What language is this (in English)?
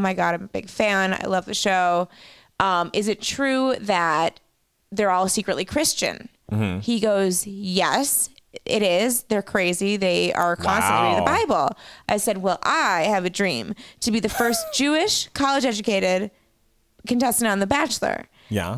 English